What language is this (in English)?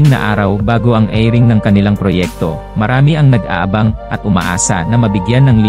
Filipino